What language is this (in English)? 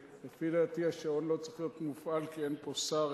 Hebrew